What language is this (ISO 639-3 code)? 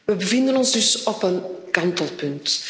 nld